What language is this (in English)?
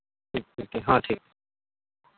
Santali